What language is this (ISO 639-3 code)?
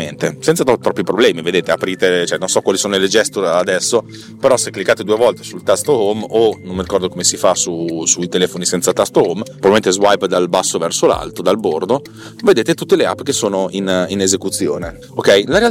ita